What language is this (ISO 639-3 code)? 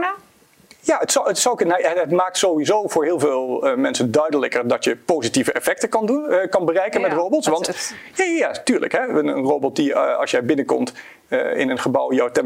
nld